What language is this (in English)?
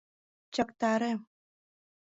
Mari